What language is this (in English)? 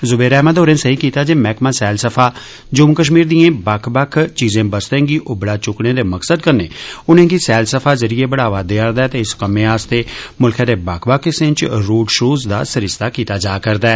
Dogri